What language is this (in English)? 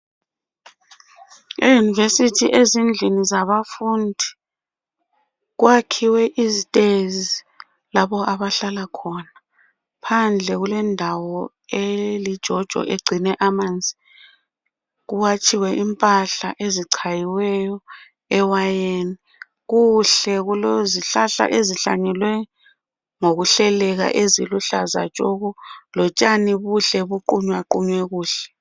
North Ndebele